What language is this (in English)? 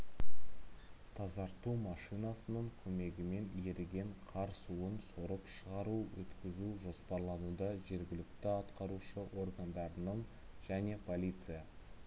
Kazakh